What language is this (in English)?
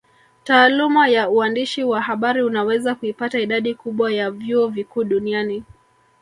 Swahili